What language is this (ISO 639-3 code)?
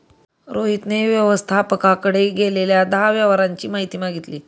mar